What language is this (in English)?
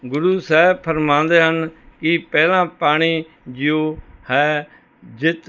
Punjabi